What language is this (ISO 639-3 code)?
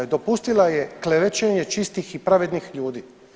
hrv